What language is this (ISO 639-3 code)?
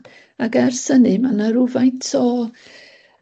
cym